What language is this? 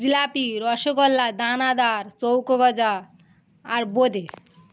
Bangla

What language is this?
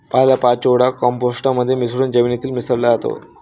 Marathi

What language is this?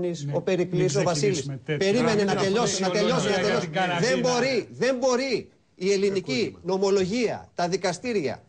Greek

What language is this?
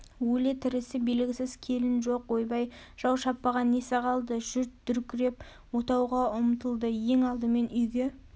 Kazakh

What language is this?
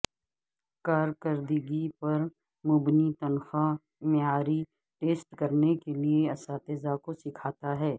Urdu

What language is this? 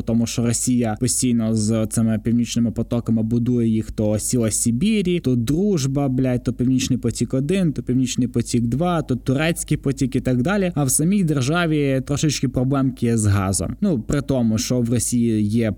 Ukrainian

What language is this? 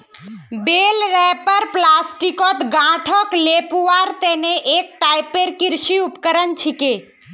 Magahi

